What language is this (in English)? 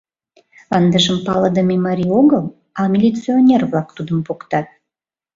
Mari